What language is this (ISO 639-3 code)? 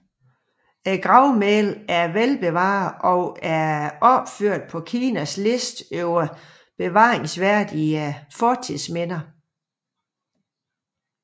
dan